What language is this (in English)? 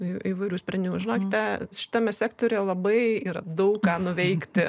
Lithuanian